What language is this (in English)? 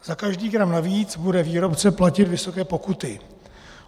Czech